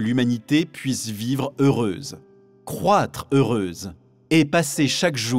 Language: French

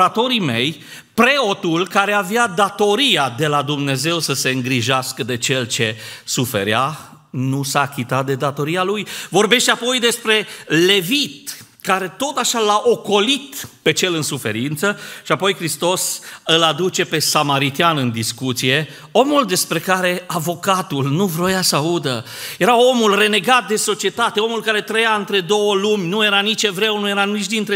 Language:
Romanian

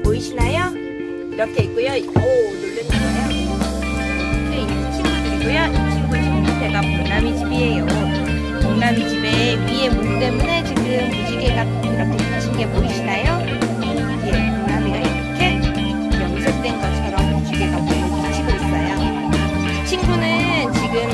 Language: Korean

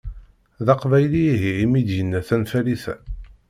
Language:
Kabyle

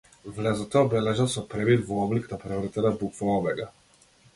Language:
Macedonian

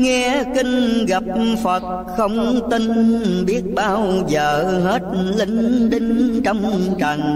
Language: Vietnamese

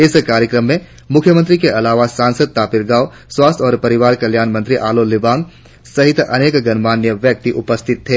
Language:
Hindi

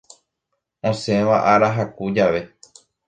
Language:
Guarani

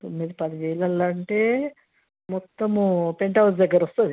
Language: Telugu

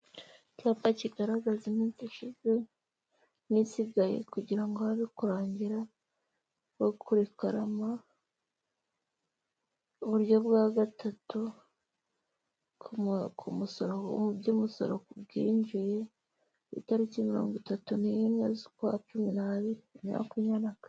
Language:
Kinyarwanda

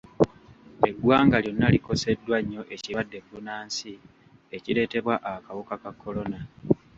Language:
Ganda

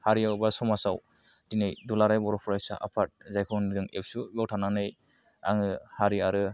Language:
Bodo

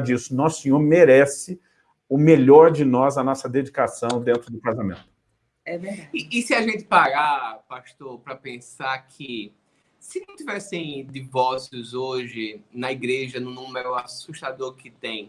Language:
Portuguese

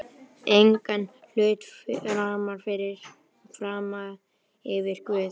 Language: Icelandic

